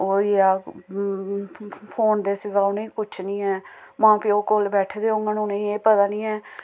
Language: Dogri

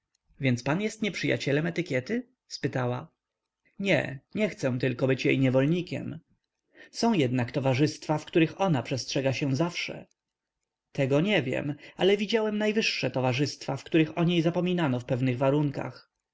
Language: Polish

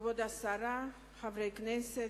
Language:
Hebrew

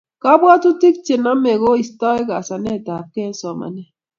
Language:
Kalenjin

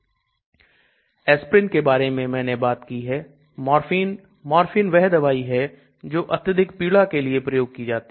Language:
Hindi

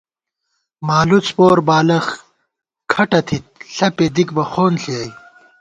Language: Gawar-Bati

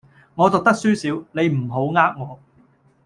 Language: Cantonese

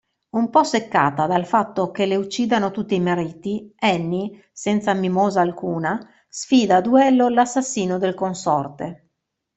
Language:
Italian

